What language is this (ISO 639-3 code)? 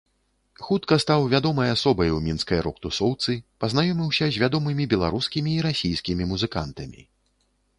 bel